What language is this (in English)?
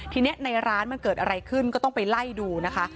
Thai